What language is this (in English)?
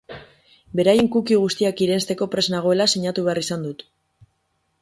Basque